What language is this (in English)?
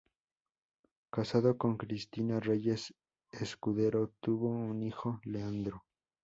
Spanish